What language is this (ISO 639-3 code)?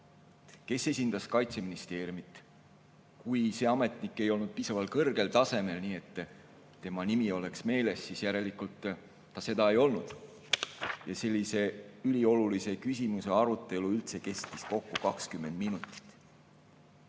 est